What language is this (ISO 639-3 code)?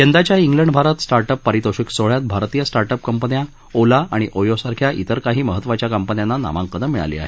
mar